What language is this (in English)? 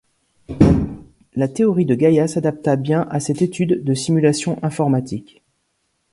French